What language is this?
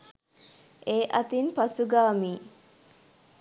Sinhala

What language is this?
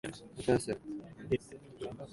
Japanese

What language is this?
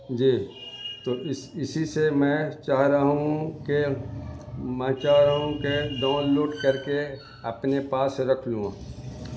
Urdu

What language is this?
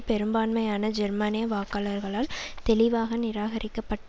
Tamil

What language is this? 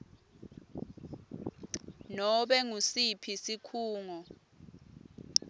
Swati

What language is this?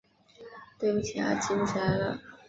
Chinese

